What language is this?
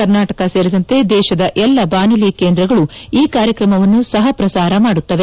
Kannada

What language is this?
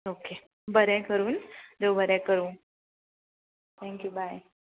Konkani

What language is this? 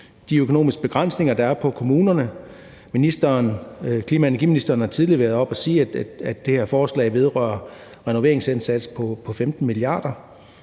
Danish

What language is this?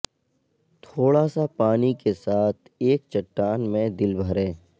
Urdu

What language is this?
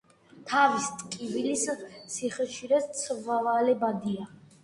Georgian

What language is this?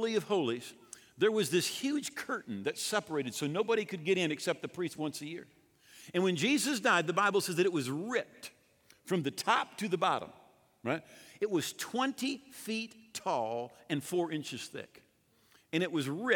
English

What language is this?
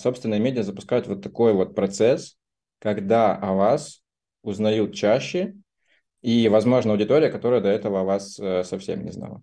Russian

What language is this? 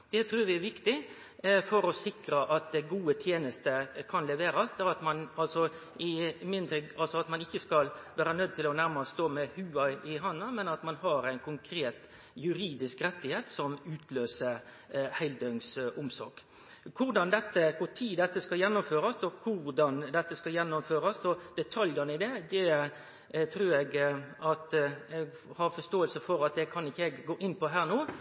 Norwegian Nynorsk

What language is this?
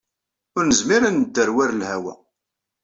Kabyle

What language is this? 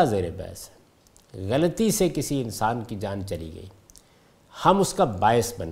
Urdu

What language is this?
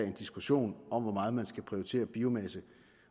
Danish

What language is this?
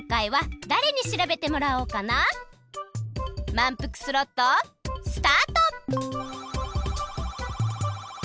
Japanese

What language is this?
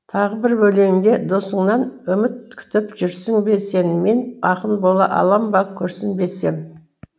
Kazakh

